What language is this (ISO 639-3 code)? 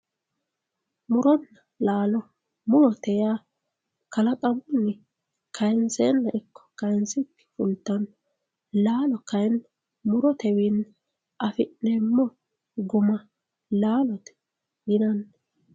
sid